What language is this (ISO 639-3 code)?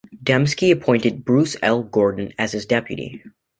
eng